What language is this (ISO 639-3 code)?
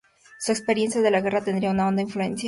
spa